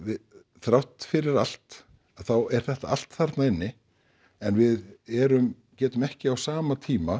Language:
Icelandic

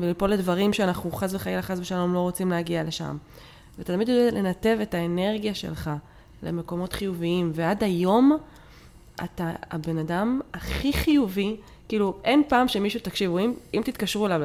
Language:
Hebrew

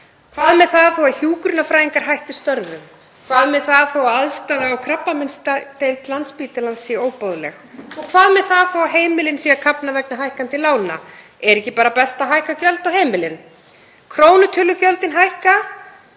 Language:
Icelandic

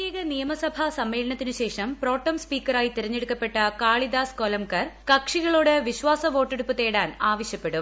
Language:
Malayalam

